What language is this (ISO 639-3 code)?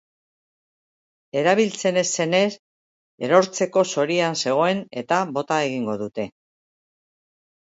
eus